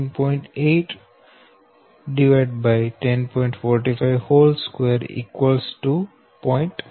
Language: Gujarati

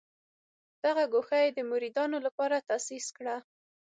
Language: Pashto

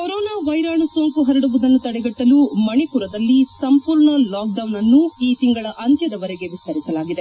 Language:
Kannada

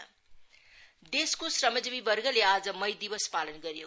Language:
Nepali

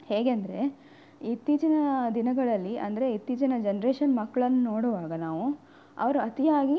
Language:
Kannada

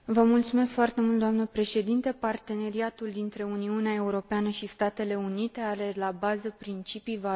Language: Romanian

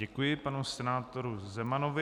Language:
Czech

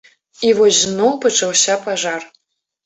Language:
Belarusian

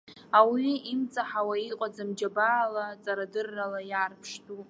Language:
Abkhazian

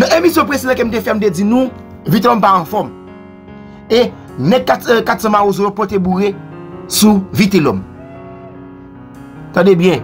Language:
French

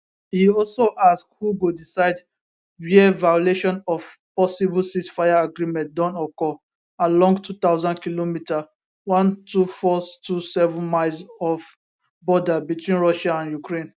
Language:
Nigerian Pidgin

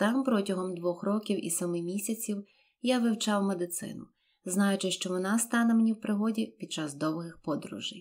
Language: Ukrainian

